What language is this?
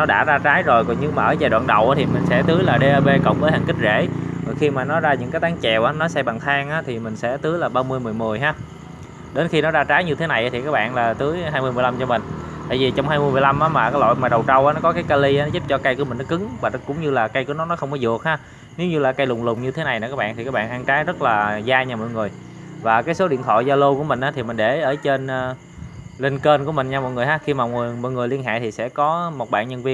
Vietnamese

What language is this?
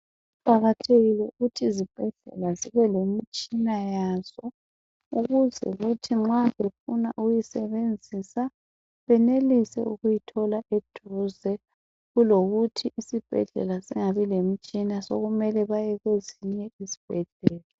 North Ndebele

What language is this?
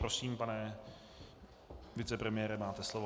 Czech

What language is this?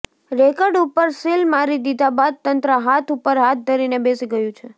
Gujarati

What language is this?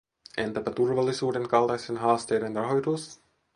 Finnish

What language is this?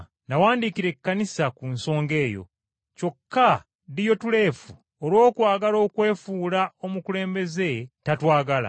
Ganda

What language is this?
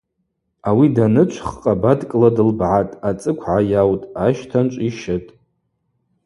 Abaza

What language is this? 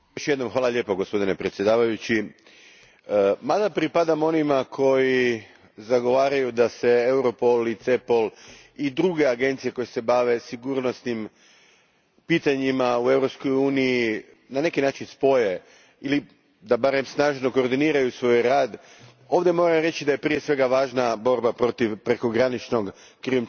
Croatian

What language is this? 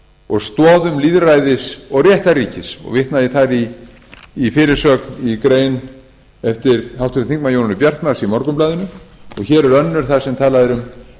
Icelandic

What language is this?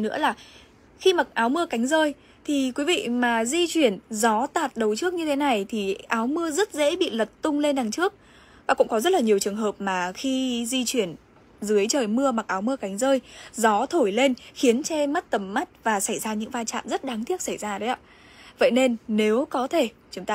Vietnamese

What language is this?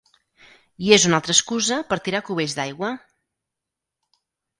Catalan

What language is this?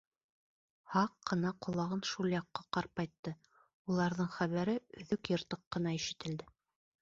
Bashkir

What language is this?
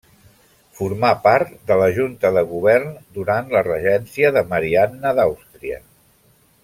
Catalan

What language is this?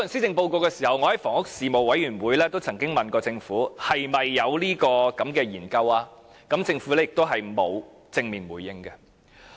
Cantonese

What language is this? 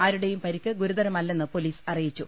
Malayalam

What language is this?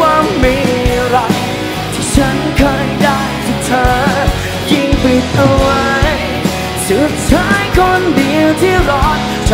Thai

